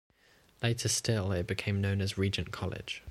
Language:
English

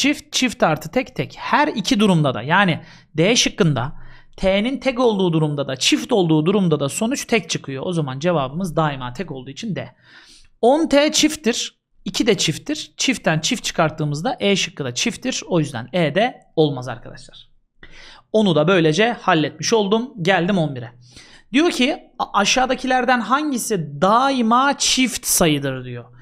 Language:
Turkish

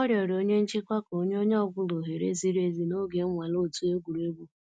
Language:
Igbo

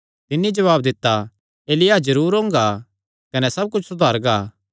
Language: Kangri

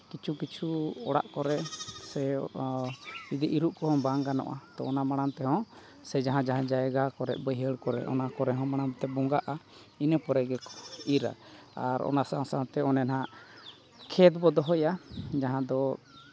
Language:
Santali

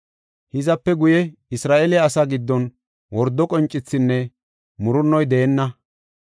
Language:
Gofa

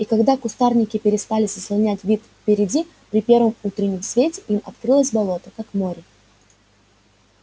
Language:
Russian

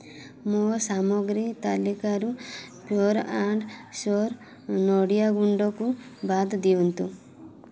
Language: Odia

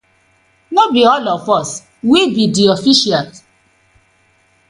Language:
Nigerian Pidgin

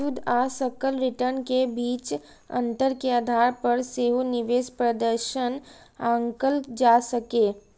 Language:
Maithili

